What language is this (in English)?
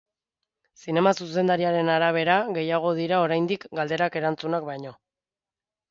Basque